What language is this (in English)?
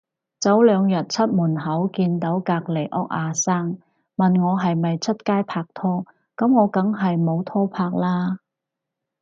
Cantonese